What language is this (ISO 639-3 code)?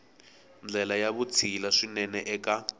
tso